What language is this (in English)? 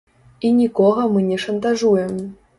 Belarusian